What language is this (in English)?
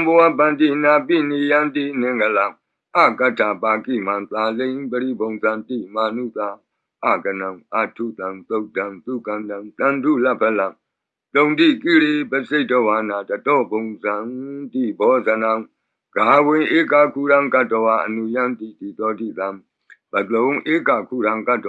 Burmese